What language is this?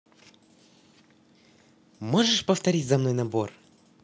Russian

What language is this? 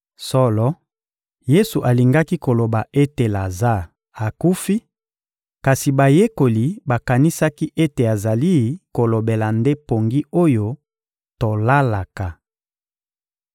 Lingala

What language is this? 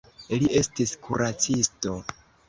Esperanto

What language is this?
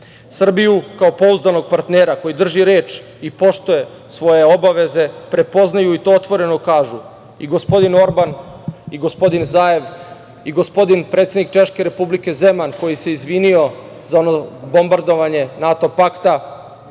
Serbian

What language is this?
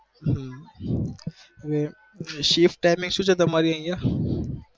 Gujarati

